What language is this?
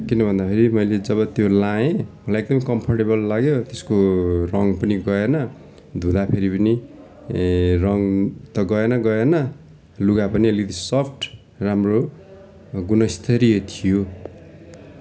Nepali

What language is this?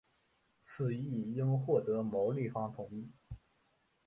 Chinese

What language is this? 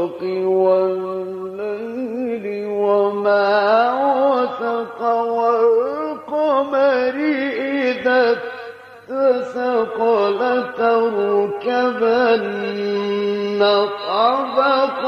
Arabic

